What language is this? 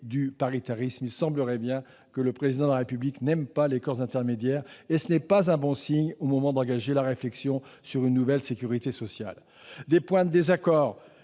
French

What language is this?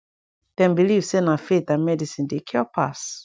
Nigerian Pidgin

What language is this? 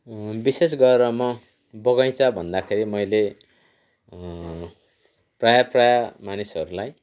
Nepali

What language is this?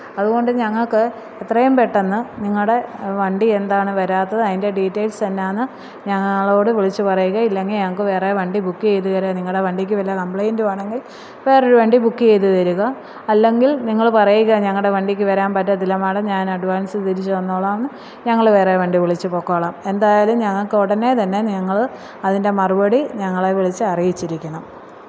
Malayalam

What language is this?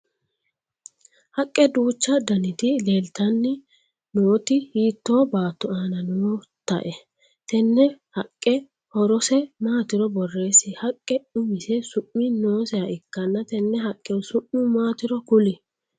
Sidamo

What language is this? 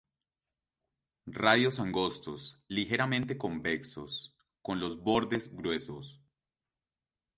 Spanish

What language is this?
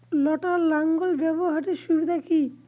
Bangla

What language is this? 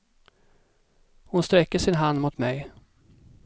Swedish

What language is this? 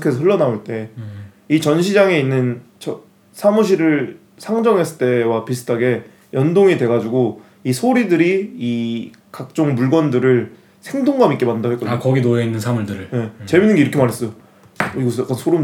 Korean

